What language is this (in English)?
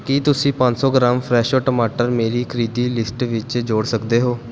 Punjabi